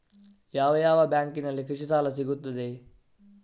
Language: Kannada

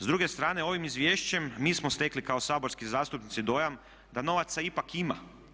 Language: Croatian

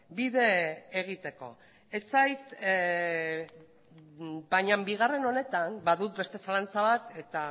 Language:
Basque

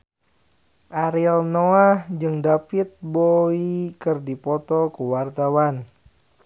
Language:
Sundanese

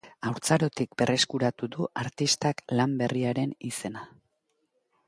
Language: Basque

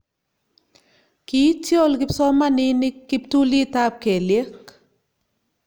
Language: Kalenjin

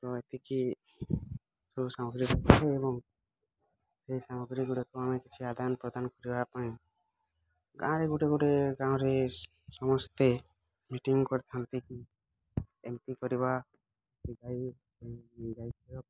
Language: Odia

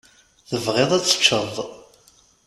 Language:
Kabyle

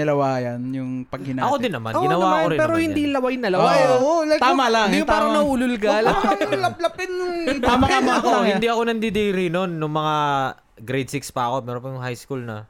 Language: Filipino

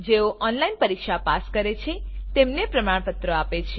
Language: Gujarati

